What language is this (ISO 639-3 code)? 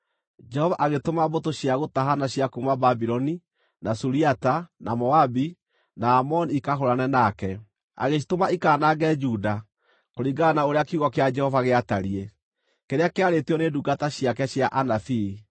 kik